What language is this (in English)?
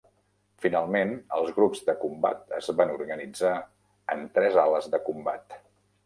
Catalan